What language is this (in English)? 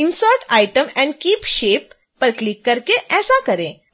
Hindi